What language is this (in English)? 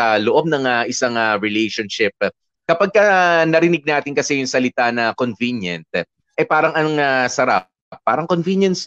Filipino